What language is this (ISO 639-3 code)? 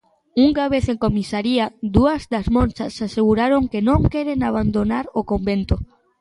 glg